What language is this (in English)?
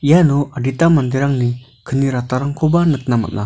Garo